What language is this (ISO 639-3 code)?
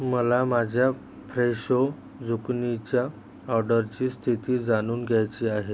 mar